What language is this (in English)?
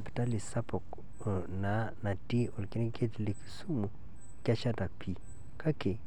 Masai